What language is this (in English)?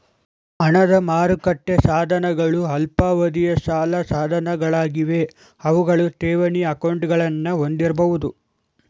Kannada